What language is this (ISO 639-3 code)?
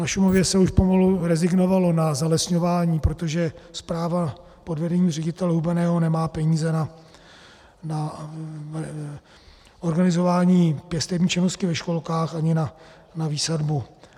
ces